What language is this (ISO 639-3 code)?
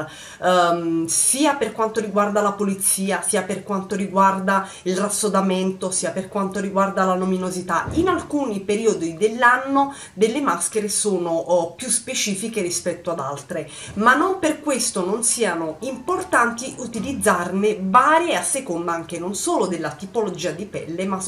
ita